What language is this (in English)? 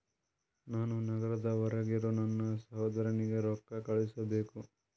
Kannada